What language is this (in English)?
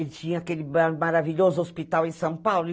Portuguese